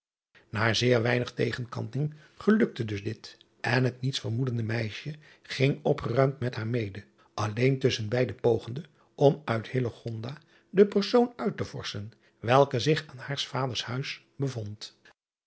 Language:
Dutch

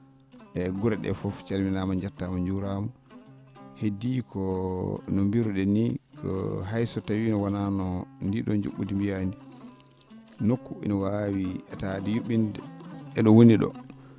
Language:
Fula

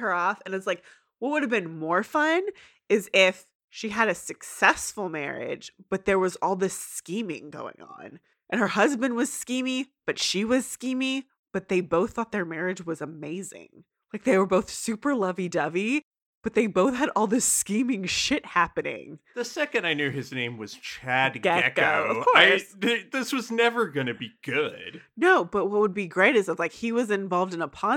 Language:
English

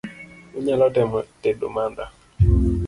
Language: Luo (Kenya and Tanzania)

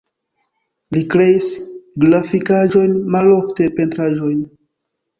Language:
Esperanto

